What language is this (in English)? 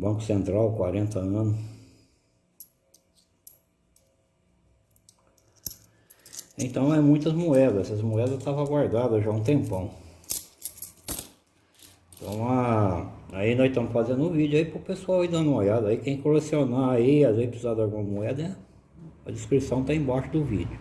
Portuguese